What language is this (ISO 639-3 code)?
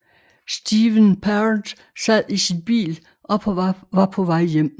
dan